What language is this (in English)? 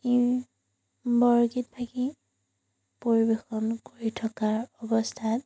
Assamese